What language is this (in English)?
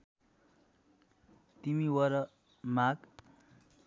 Nepali